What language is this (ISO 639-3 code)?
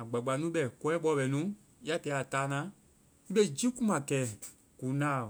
vai